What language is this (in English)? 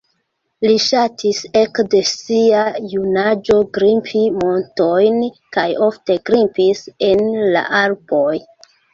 Esperanto